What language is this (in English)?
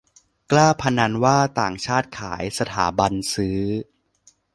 Thai